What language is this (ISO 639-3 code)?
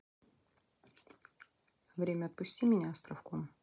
rus